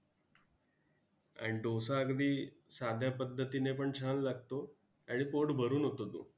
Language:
Marathi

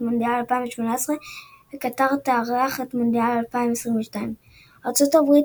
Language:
Hebrew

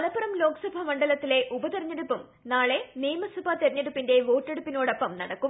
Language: Malayalam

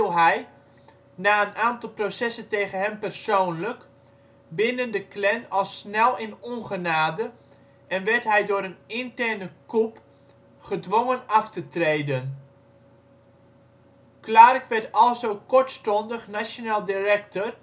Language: Dutch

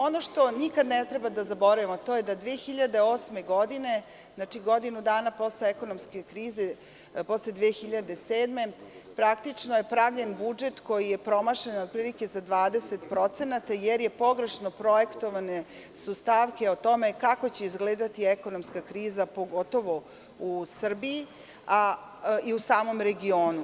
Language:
Serbian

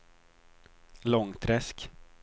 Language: Swedish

